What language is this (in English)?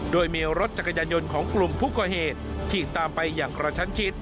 Thai